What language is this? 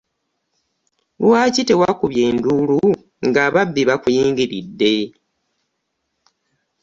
Ganda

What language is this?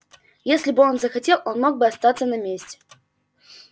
Russian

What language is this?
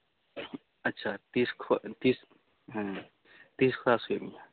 Santali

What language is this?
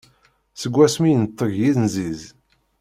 Kabyle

